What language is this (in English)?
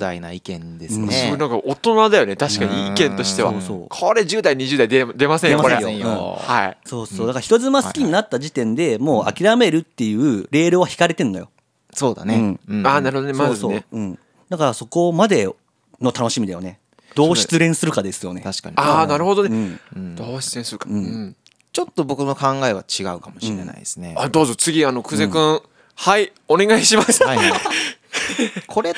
Japanese